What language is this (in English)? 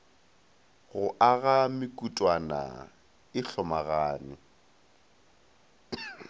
Northern Sotho